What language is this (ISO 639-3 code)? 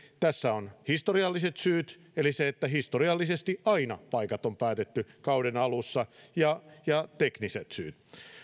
fin